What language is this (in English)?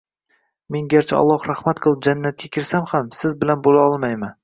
Uzbek